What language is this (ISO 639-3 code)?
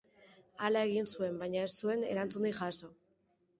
eus